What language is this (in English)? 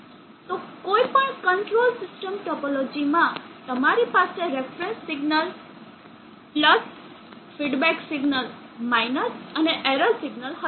Gujarati